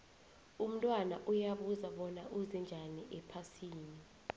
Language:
South Ndebele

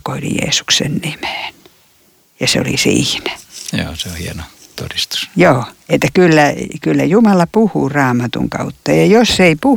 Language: Finnish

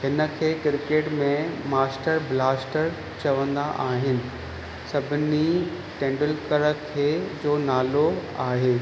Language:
Sindhi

